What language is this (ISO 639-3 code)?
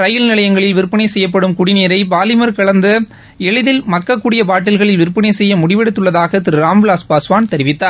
tam